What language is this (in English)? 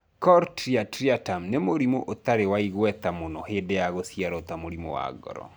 Kikuyu